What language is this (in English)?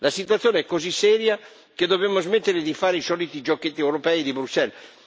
Italian